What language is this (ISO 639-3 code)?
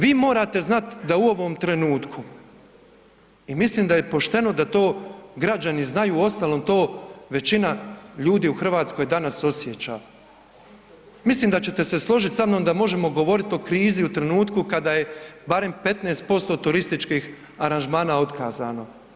hrv